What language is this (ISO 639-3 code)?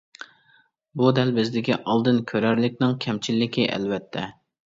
uig